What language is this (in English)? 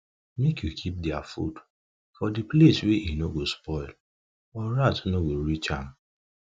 Nigerian Pidgin